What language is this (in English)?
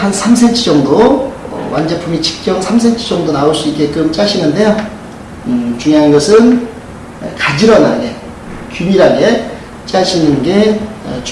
Korean